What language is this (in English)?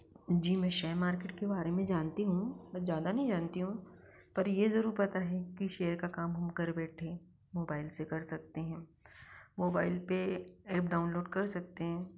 Hindi